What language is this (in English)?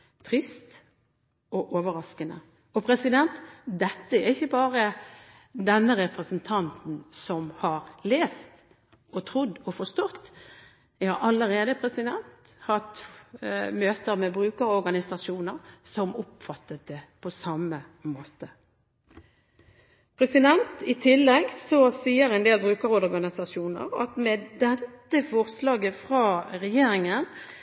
Norwegian Bokmål